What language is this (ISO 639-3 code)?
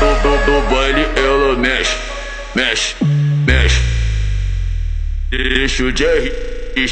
por